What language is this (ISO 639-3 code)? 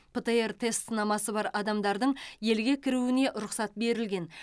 kaz